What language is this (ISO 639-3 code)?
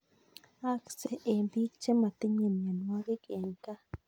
kln